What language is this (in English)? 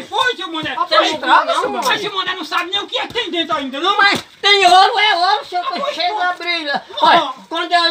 Portuguese